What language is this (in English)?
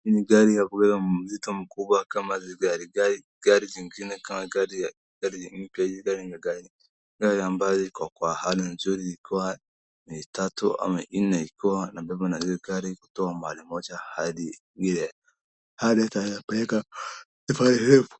Swahili